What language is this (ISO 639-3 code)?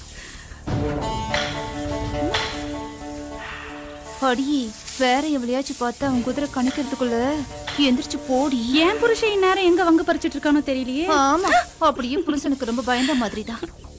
kor